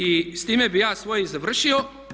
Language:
Croatian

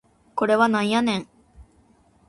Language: Japanese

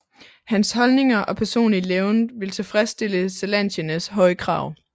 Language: Danish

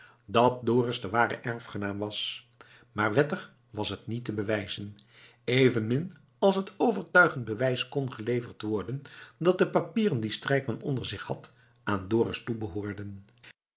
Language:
Dutch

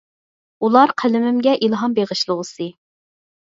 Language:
Uyghur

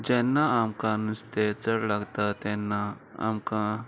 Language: Konkani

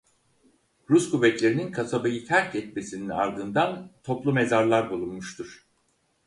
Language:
Turkish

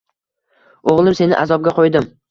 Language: Uzbek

